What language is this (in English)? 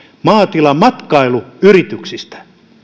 Finnish